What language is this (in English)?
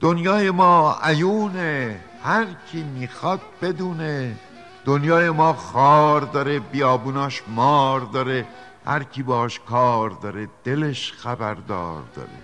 Persian